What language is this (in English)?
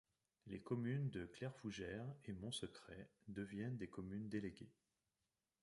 French